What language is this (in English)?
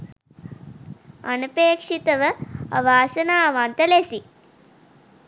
Sinhala